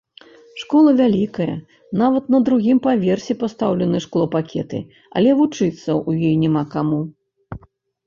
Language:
Belarusian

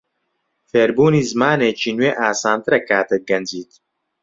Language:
Central Kurdish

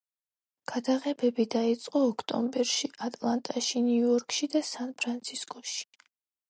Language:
Georgian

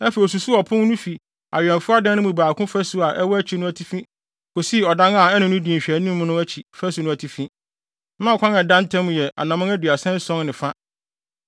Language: Akan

